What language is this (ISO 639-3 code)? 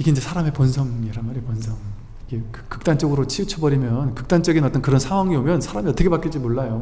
kor